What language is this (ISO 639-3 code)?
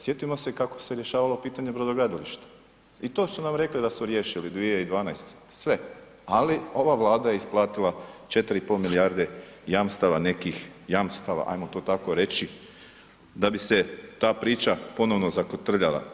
hrv